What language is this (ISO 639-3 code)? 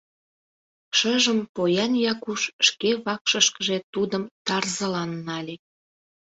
chm